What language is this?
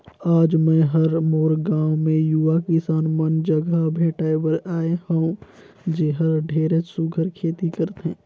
Chhattisgarhi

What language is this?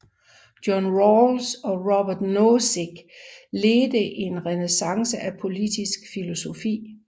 Danish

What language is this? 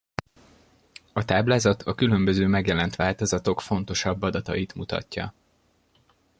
Hungarian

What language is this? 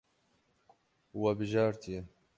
Kurdish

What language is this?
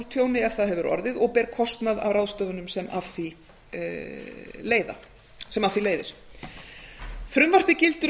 Icelandic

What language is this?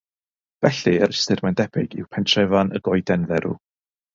Welsh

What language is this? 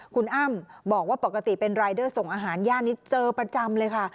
Thai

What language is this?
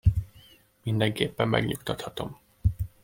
Hungarian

